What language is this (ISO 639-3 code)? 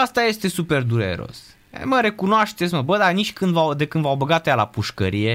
ron